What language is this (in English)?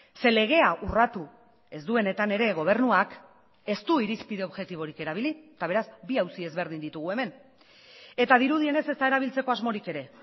Basque